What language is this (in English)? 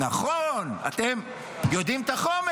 Hebrew